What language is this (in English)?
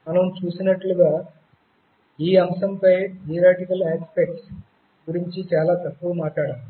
Telugu